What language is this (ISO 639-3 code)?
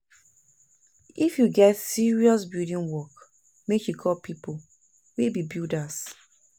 pcm